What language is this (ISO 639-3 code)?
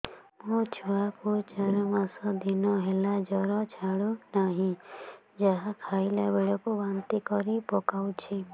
ori